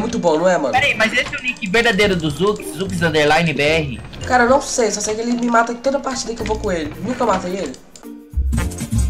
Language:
Portuguese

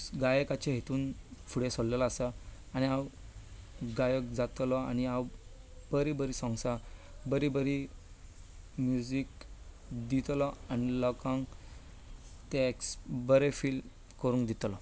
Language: Konkani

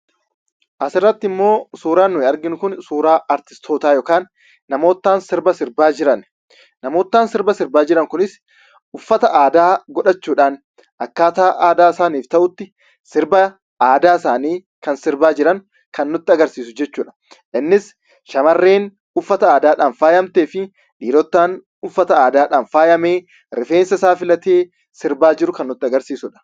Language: Oromo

